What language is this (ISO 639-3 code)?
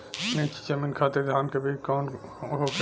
bho